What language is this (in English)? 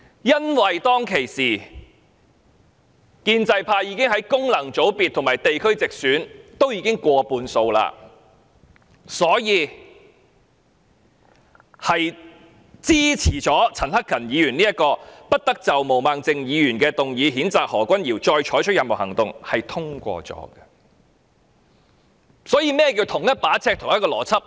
Cantonese